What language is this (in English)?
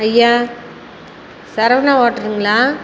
Tamil